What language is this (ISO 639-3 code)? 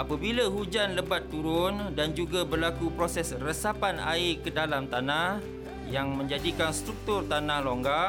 msa